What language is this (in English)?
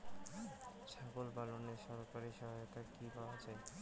Bangla